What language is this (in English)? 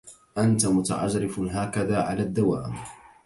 Arabic